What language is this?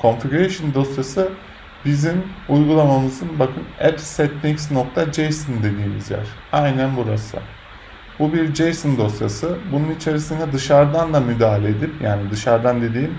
Turkish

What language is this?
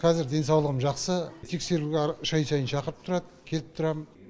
Kazakh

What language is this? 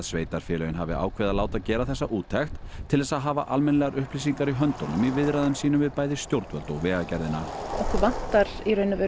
Icelandic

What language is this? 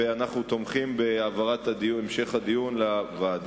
Hebrew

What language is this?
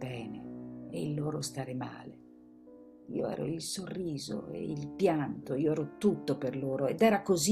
Italian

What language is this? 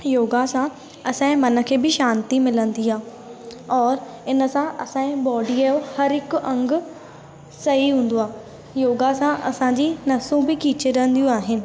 Sindhi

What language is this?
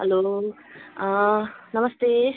Nepali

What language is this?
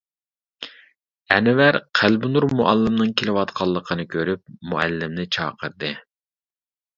Uyghur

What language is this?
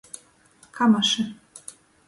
Latgalian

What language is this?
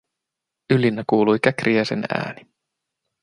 Finnish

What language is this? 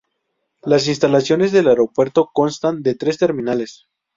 Spanish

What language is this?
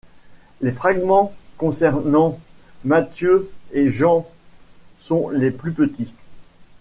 French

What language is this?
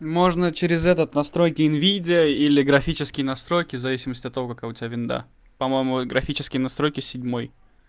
Russian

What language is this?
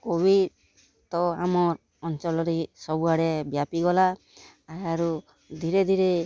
Odia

